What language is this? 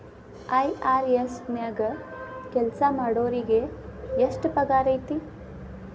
Kannada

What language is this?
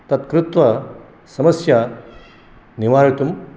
Sanskrit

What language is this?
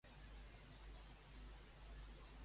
Catalan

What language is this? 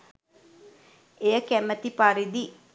Sinhala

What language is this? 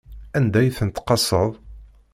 Kabyle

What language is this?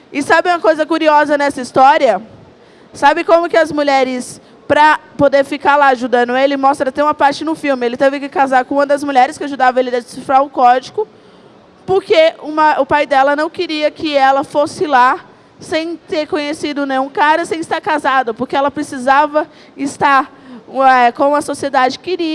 Portuguese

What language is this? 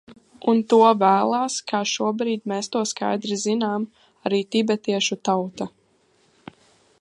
Latvian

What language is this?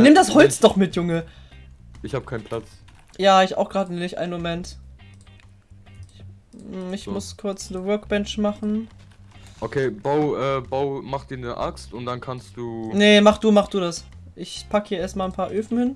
German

